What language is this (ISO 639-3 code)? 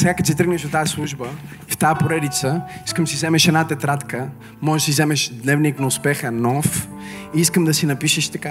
bul